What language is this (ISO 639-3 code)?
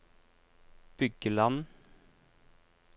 nor